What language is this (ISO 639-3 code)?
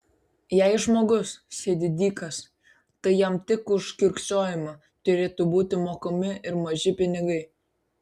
lit